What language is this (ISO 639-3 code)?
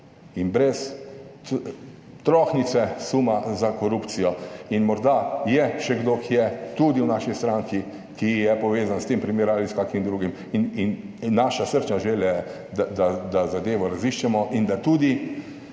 slv